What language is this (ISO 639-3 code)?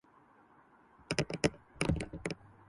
urd